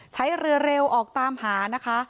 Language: Thai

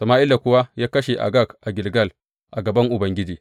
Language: Hausa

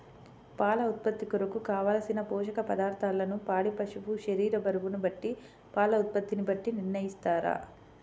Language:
Telugu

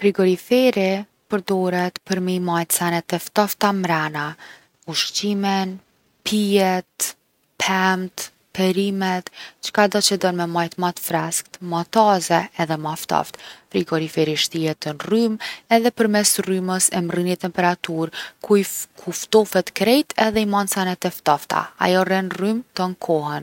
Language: Gheg Albanian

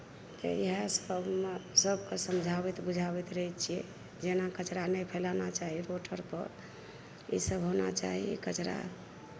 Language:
Maithili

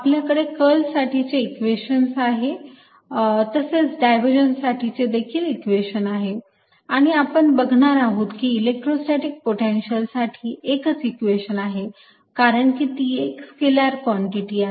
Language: Marathi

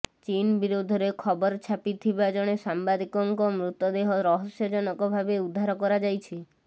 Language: Odia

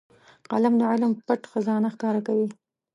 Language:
Pashto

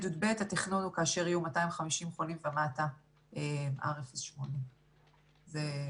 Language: Hebrew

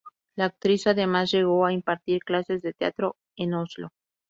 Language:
Spanish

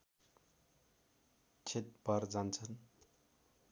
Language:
Nepali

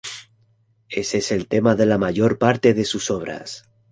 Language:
Spanish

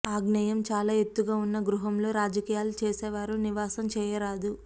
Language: Telugu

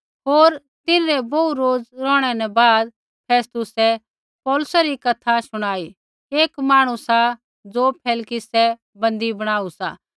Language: Kullu Pahari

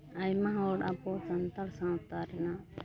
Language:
Santali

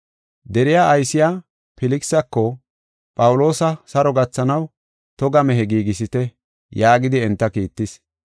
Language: Gofa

